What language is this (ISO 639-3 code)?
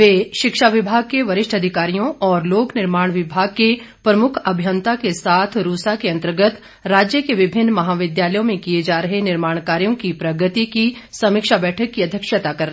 hin